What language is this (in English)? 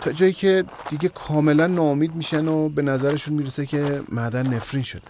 Persian